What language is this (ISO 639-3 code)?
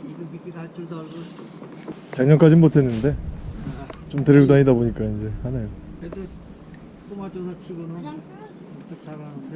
kor